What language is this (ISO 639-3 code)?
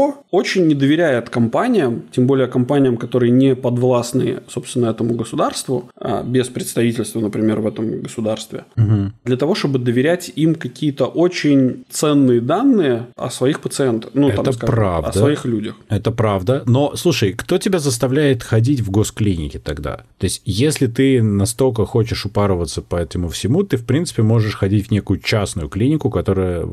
rus